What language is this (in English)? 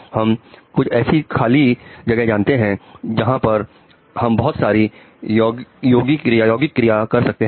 Hindi